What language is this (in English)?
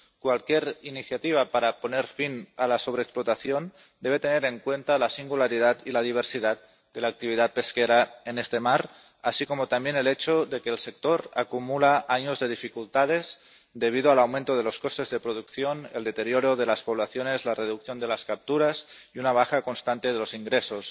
Spanish